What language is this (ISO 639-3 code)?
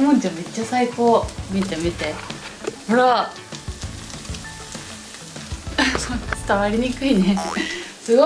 jpn